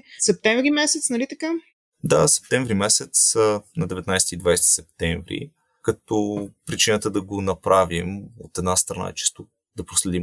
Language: Bulgarian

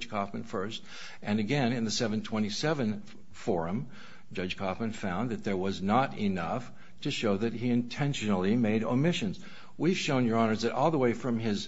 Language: English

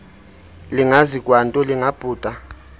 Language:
Xhosa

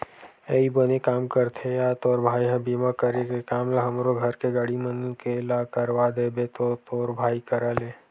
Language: Chhattisgarhi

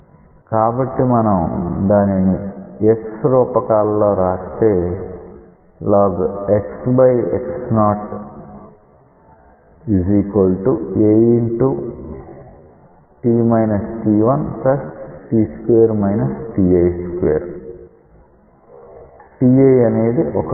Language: Telugu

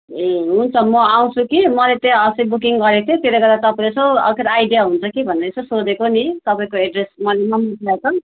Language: Nepali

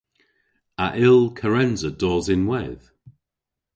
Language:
Cornish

